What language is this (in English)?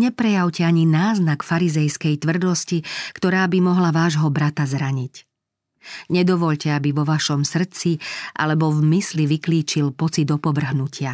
Slovak